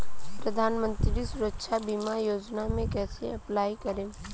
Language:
Bhojpuri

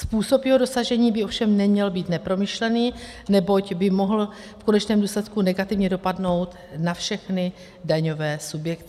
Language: Czech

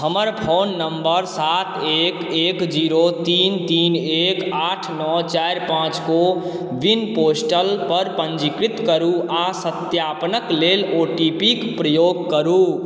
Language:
Maithili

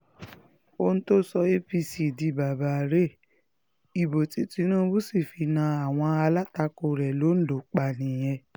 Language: Yoruba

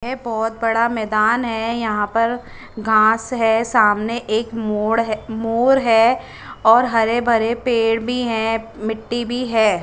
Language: Hindi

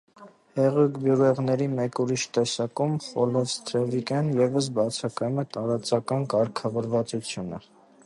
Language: Armenian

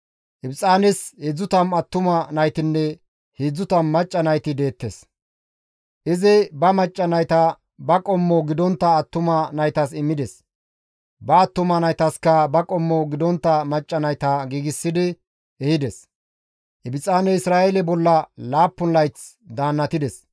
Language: Gamo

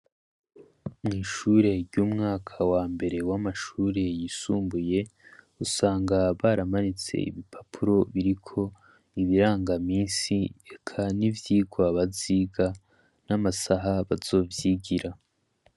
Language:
Rundi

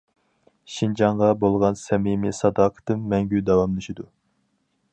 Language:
Uyghur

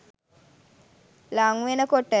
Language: Sinhala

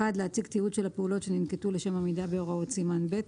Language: Hebrew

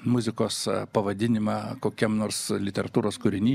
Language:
Lithuanian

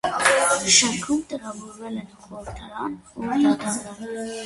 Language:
Armenian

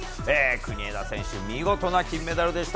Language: Japanese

